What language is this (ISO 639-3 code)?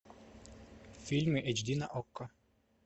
rus